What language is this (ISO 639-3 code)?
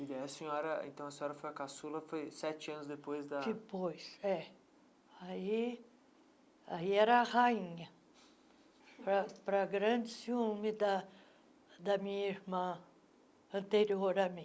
por